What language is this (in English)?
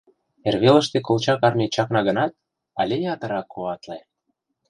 Mari